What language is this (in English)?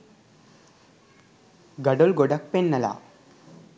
Sinhala